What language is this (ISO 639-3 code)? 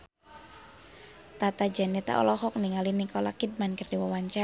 sun